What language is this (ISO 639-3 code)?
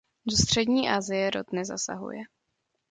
ces